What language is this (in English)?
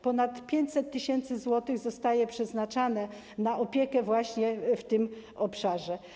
Polish